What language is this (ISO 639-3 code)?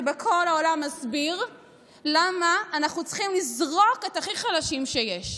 heb